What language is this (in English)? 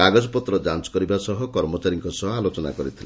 Odia